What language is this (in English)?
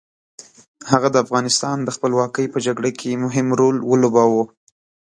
Pashto